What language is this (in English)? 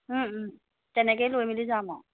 Assamese